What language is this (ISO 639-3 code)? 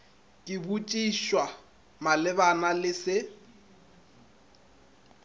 nso